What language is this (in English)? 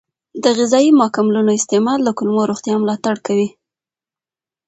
Pashto